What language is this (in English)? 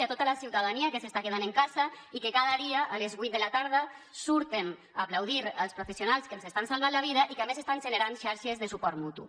Catalan